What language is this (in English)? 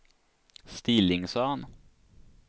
Swedish